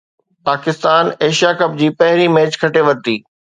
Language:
Sindhi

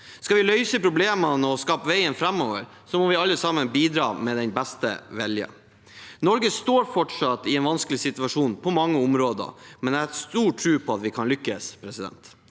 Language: Norwegian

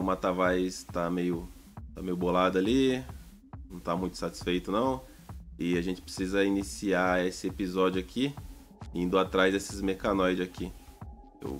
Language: Portuguese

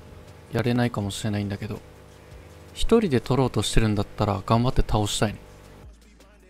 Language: Japanese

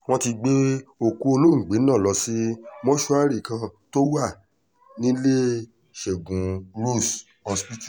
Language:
Yoruba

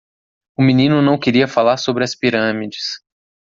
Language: Portuguese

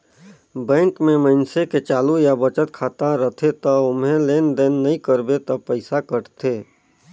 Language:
Chhattisgarhi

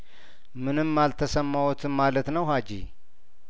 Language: Amharic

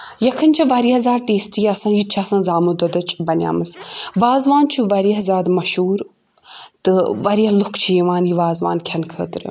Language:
Kashmiri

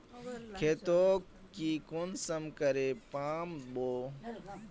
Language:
Magahi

